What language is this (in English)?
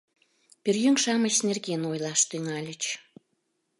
Mari